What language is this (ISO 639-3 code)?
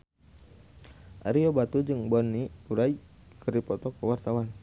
sun